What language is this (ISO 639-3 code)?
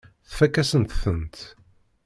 kab